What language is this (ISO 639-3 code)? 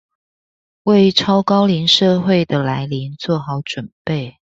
zho